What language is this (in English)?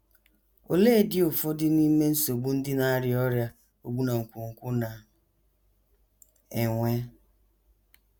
Igbo